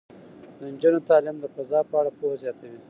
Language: Pashto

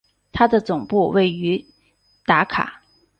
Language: Chinese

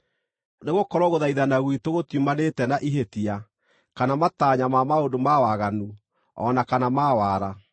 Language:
Kikuyu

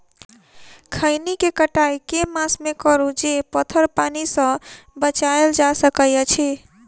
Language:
Maithili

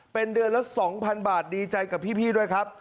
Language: Thai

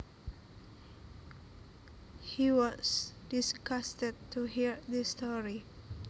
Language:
Javanese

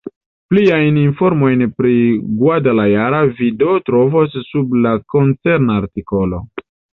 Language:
Esperanto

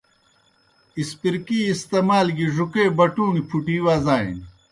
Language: Kohistani Shina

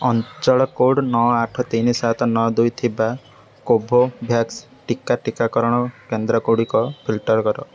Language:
Odia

